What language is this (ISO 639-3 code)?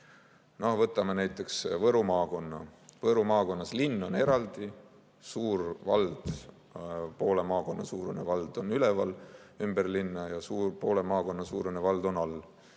est